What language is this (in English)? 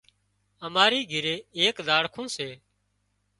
Wadiyara Koli